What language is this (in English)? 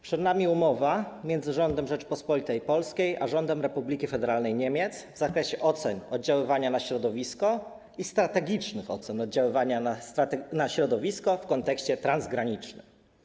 Polish